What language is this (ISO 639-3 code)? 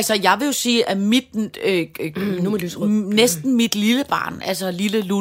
dan